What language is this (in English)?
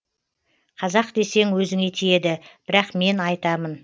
Kazakh